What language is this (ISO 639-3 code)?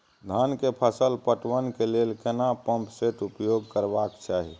mai